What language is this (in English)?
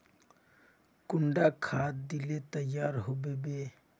Magahi